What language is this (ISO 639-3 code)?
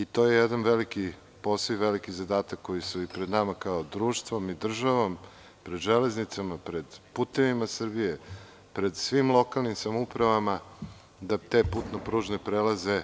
srp